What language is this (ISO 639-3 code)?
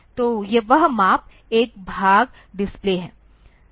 hin